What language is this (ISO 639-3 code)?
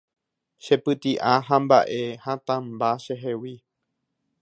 grn